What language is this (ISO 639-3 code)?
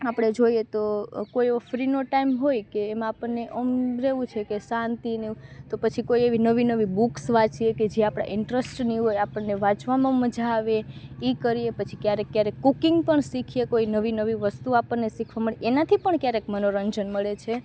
guj